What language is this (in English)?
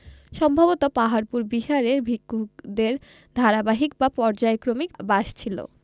Bangla